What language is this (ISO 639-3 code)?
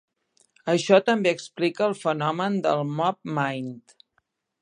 cat